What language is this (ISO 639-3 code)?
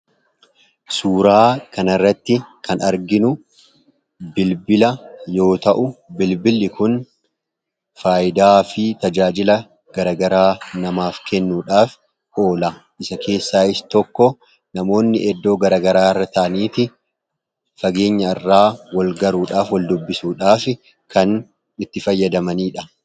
orm